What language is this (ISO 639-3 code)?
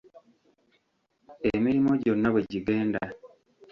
lug